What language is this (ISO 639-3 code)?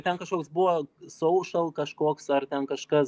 lit